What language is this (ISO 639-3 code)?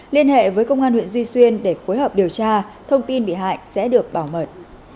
vie